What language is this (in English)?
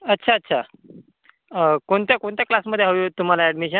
Marathi